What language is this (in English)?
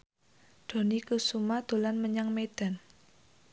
Javanese